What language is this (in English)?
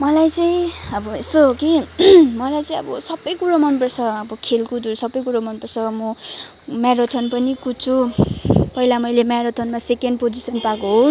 Nepali